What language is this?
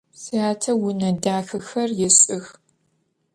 Adyghe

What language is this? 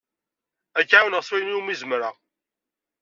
Kabyle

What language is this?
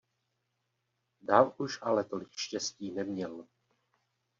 Czech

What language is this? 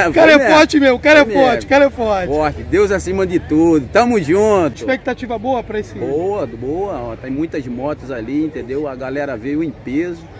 Portuguese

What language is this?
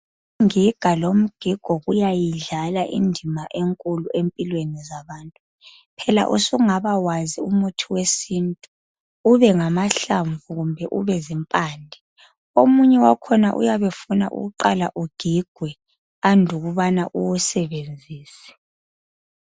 North Ndebele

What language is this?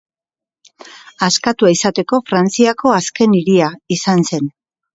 Basque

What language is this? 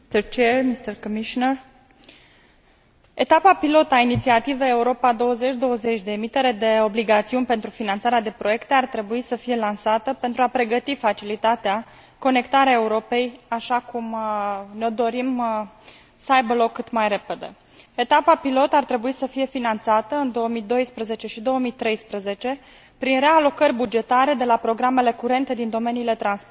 Romanian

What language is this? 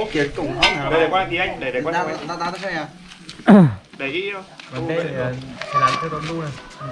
Vietnamese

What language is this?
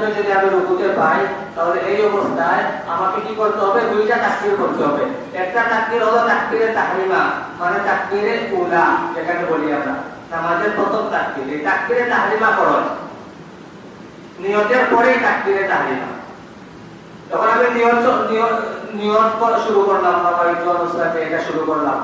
Bangla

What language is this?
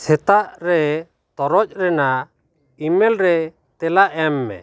Santali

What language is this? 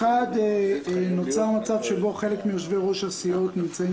Hebrew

